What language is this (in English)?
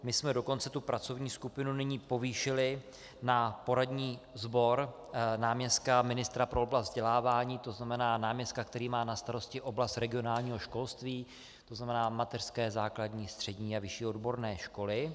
Czech